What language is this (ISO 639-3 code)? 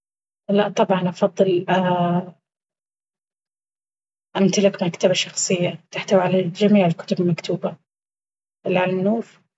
abv